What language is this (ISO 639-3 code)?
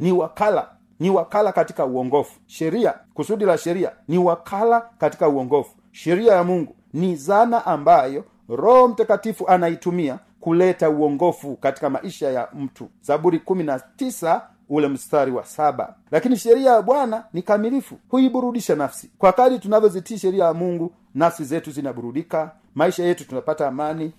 swa